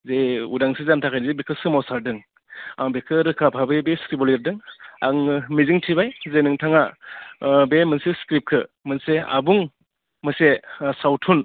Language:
Bodo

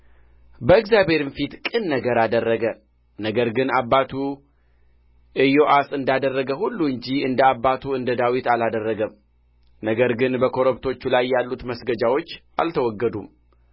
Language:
Amharic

